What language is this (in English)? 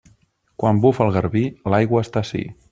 Catalan